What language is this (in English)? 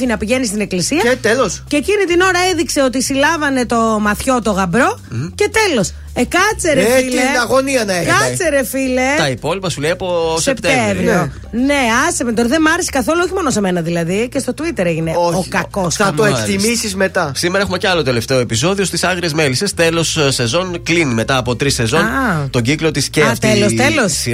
Greek